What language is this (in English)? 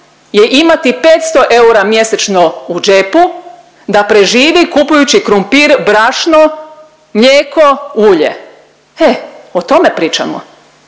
Croatian